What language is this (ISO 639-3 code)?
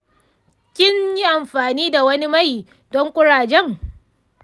hau